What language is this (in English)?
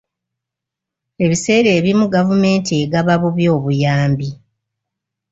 Ganda